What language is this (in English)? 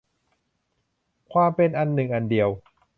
Thai